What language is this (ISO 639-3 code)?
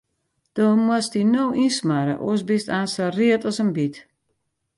fry